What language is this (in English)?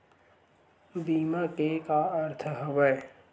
Chhattisgarhi